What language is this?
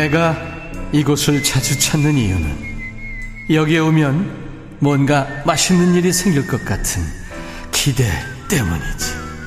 Korean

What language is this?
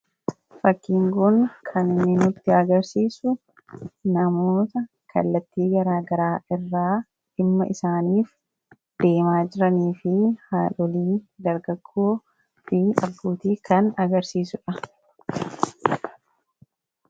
Oromo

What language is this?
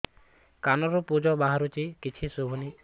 Odia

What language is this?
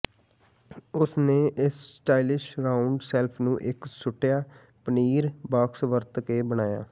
Punjabi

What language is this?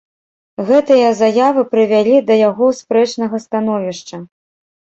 Belarusian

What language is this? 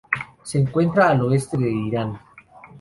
Spanish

